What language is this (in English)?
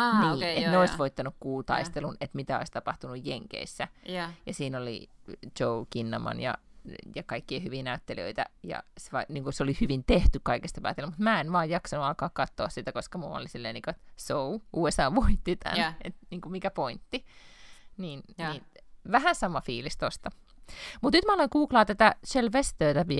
Finnish